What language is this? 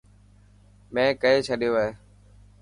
Dhatki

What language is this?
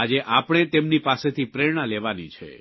Gujarati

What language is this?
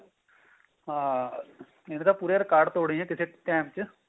Punjabi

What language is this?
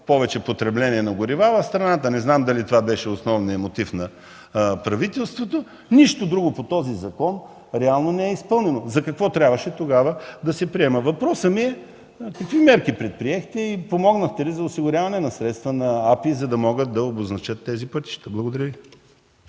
Bulgarian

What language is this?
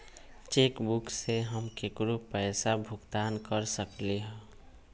Magahi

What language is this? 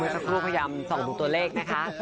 Thai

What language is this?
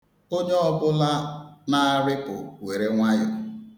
Igbo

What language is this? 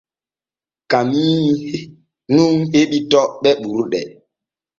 Borgu Fulfulde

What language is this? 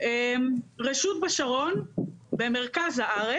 Hebrew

